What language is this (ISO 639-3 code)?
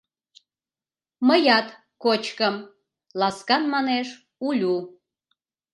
chm